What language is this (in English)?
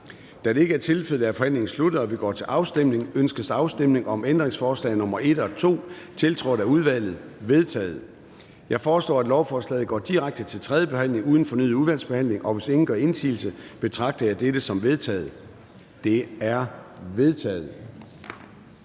Danish